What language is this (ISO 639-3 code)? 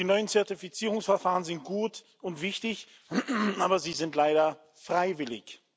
deu